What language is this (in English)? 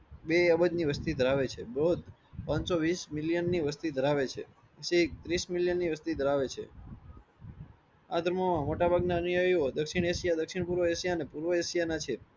Gujarati